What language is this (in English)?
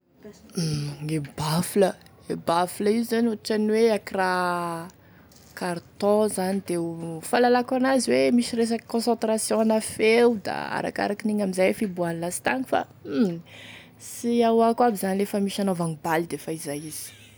Tesaka Malagasy